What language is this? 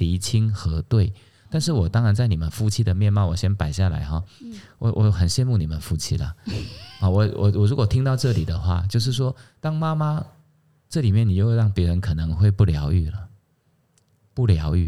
Chinese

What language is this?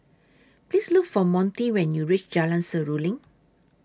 English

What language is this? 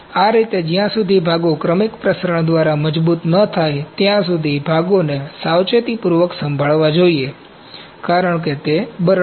Gujarati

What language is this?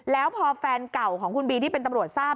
Thai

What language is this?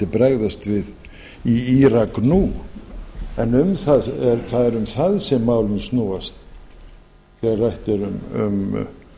Icelandic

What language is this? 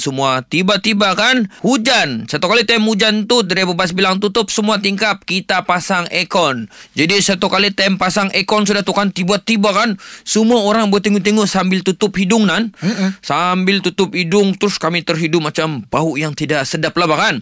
Malay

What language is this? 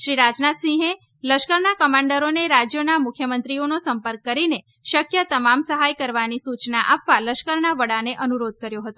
Gujarati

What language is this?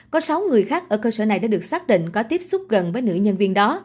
Vietnamese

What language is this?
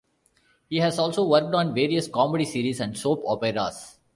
English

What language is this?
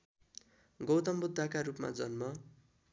Nepali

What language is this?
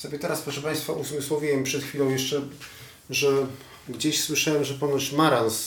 Polish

